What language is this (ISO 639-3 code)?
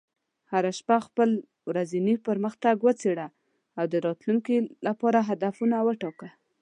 pus